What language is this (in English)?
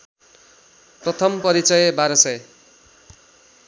Nepali